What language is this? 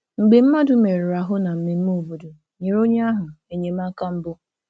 Igbo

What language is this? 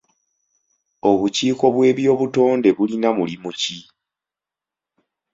Ganda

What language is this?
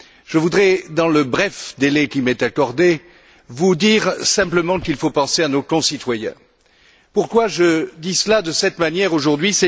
French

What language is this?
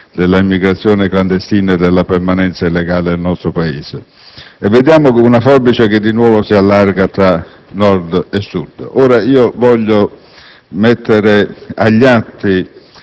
Italian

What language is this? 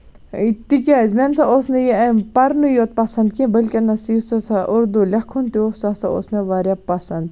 Kashmiri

